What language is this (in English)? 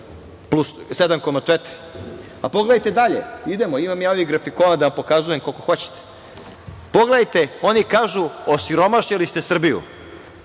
Serbian